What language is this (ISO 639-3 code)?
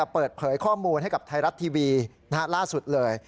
tha